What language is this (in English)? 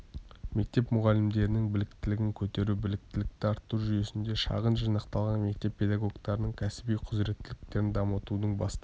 Kazakh